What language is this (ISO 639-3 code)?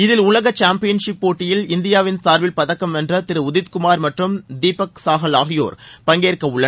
tam